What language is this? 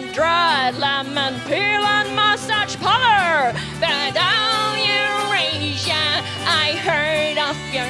German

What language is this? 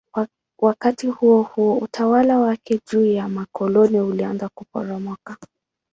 Swahili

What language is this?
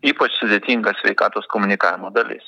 Lithuanian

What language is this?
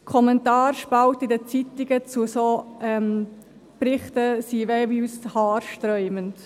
Swiss German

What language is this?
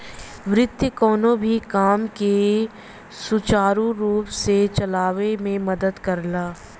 Bhojpuri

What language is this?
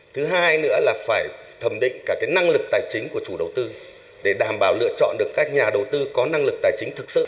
Vietnamese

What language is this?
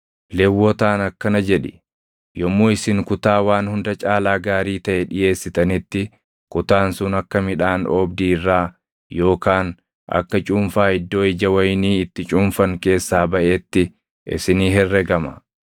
Oromo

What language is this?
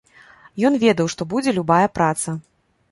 Belarusian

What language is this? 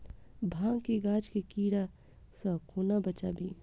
Maithili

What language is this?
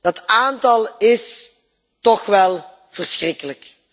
Dutch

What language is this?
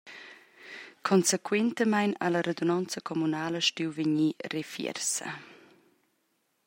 Romansh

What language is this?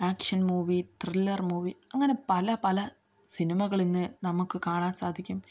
Malayalam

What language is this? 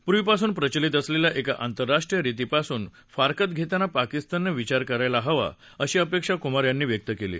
Marathi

